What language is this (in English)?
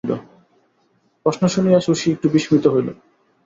Bangla